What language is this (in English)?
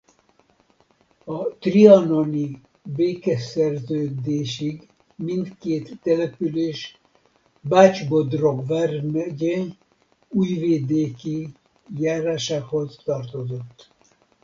Hungarian